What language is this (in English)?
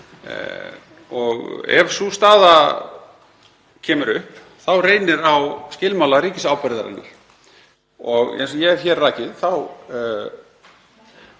Icelandic